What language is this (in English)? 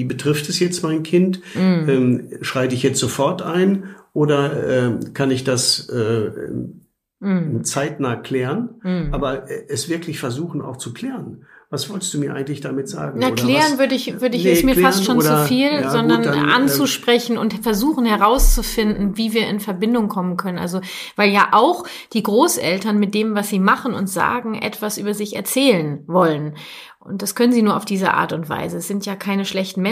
German